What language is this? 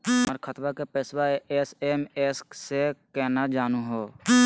Magahi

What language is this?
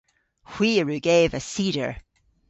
Cornish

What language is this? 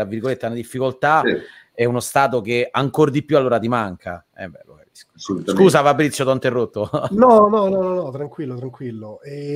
Italian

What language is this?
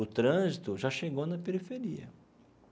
Portuguese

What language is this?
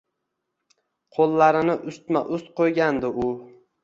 Uzbek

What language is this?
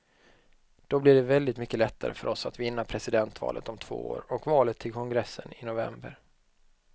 Swedish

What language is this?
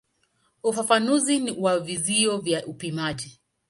Swahili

